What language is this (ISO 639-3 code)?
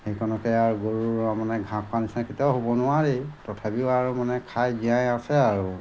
asm